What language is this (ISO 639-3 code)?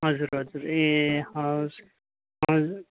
nep